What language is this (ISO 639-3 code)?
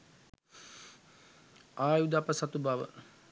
sin